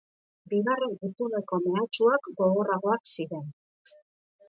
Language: Basque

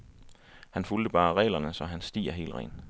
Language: Danish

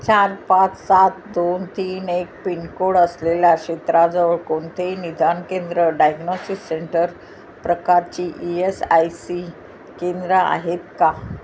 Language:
Marathi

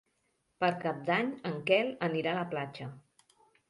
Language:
Catalan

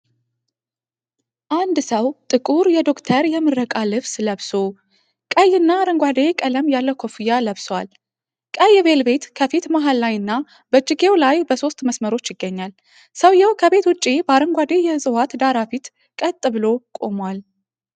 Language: Amharic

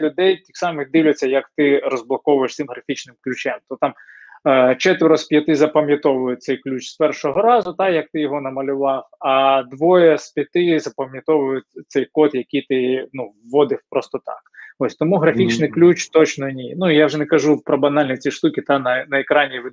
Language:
Ukrainian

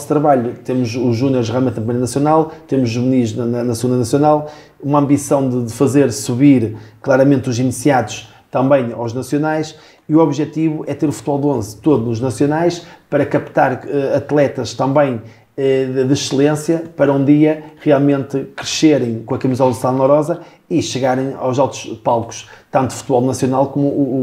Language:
Portuguese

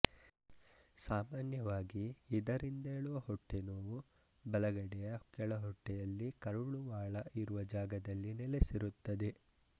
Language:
Kannada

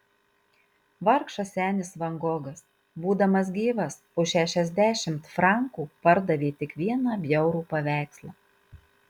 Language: Lithuanian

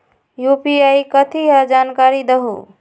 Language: Magahi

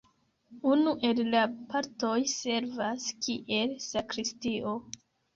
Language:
Esperanto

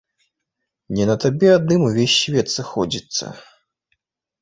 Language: Belarusian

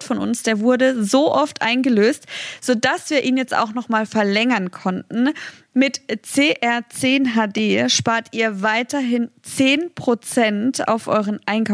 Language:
German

